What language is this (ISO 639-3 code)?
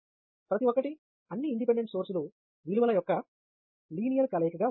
tel